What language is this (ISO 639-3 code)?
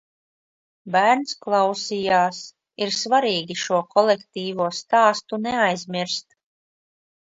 lav